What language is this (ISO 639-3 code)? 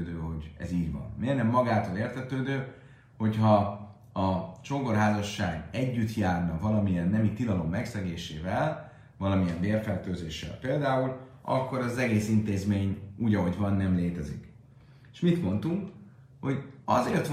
hun